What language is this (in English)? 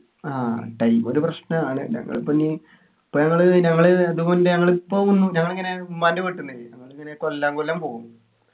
Malayalam